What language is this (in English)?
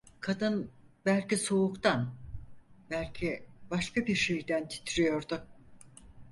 Turkish